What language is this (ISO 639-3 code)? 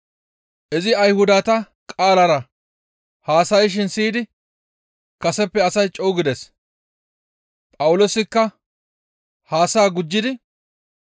gmv